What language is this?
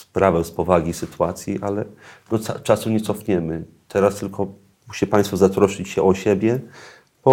Polish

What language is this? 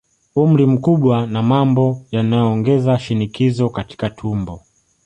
Swahili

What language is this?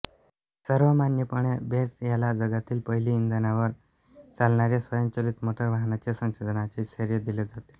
Marathi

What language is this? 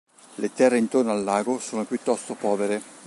Italian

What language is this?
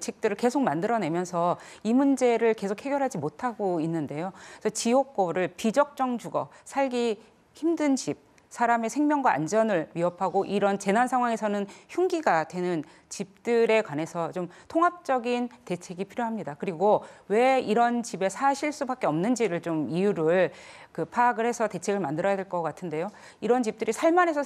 Korean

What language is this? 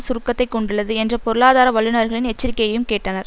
Tamil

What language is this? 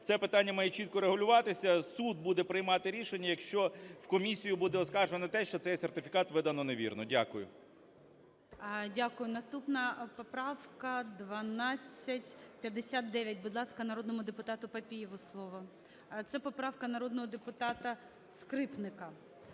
Ukrainian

